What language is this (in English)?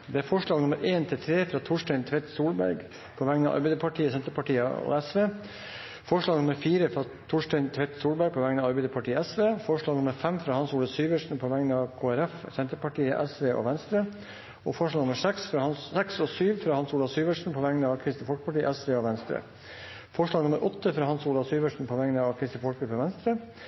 Norwegian Bokmål